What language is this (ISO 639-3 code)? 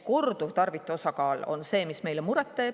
est